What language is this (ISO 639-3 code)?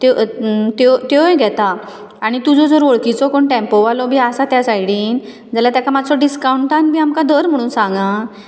kok